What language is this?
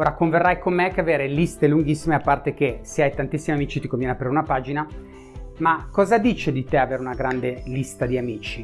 Italian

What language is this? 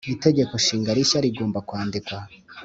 Kinyarwanda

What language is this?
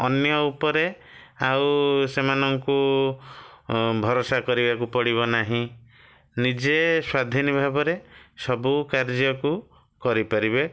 Odia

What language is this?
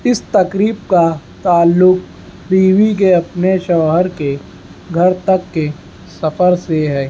Urdu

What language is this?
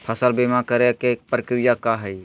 Magahi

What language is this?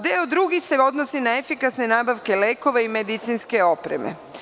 Serbian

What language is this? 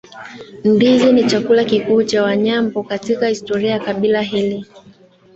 Swahili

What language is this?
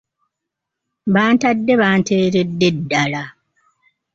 Ganda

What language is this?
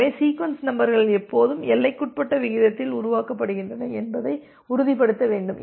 Tamil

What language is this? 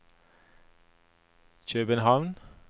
Norwegian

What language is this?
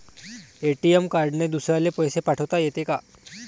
Marathi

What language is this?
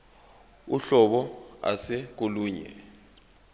Zulu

